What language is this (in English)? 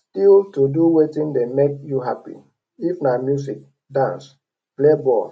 Nigerian Pidgin